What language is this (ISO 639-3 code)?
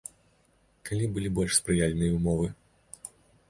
bel